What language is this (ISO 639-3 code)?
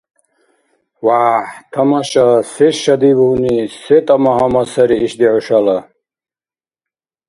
dar